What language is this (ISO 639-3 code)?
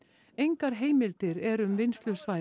isl